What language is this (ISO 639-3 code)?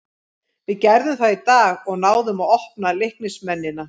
isl